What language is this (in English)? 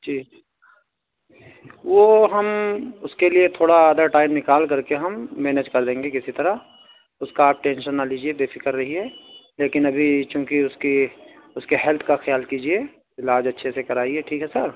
Urdu